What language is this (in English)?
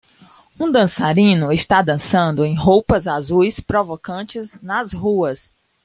Portuguese